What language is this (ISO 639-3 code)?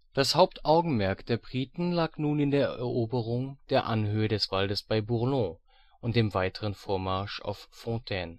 deu